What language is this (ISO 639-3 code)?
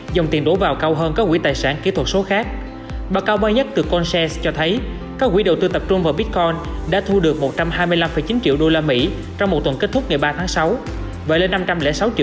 vie